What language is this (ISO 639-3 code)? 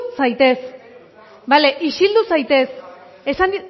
eus